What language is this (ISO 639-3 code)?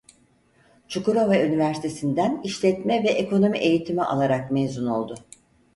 tur